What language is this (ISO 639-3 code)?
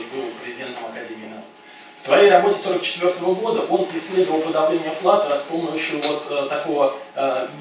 rus